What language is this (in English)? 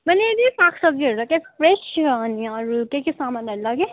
Nepali